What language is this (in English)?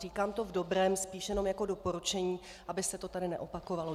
Czech